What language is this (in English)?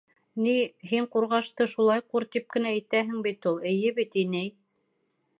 Bashkir